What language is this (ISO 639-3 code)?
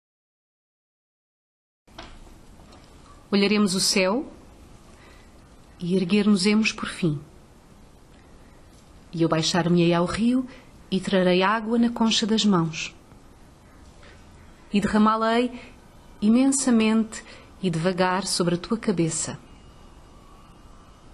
por